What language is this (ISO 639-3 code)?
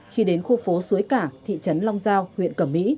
vie